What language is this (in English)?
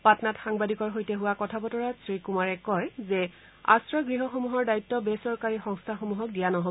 Assamese